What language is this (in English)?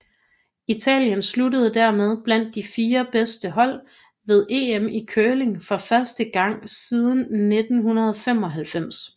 Danish